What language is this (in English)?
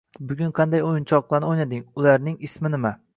Uzbek